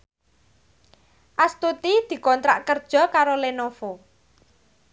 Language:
Javanese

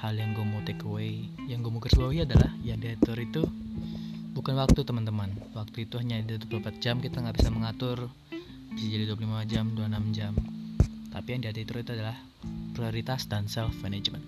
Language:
Indonesian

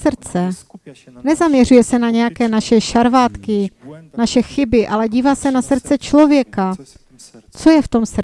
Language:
Czech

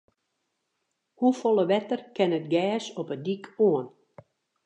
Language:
Western Frisian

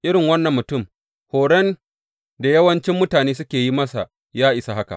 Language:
Hausa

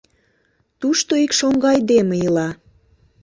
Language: Mari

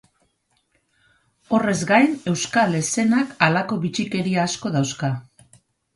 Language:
Basque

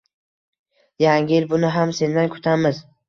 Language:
Uzbek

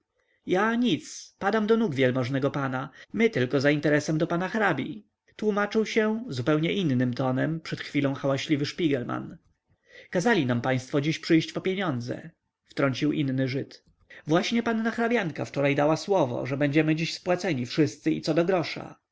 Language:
Polish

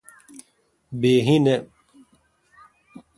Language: Kalkoti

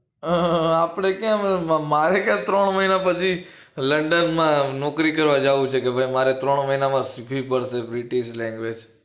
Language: Gujarati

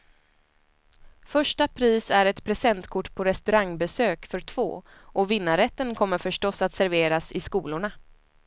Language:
Swedish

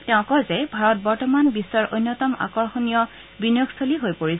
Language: Assamese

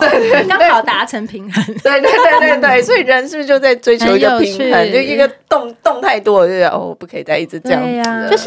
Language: Chinese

